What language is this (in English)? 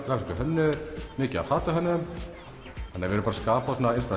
Icelandic